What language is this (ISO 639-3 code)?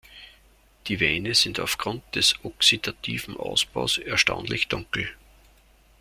deu